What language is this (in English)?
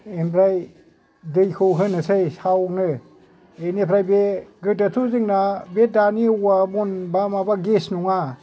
Bodo